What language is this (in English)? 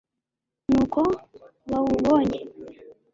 Kinyarwanda